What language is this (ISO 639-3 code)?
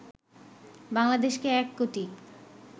ben